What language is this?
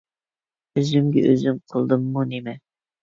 Uyghur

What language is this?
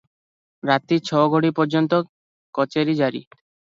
Odia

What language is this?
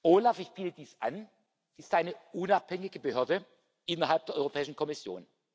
German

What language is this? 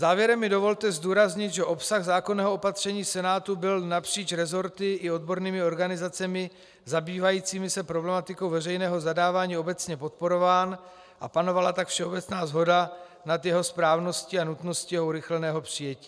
Czech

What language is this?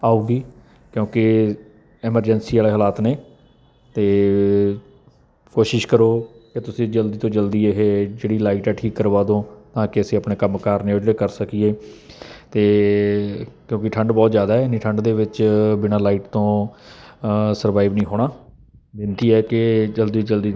Punjabi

